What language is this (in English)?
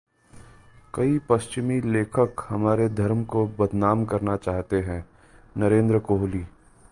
Hindi